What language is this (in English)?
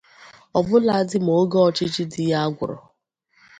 Igbo